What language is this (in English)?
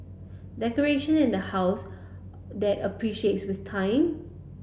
English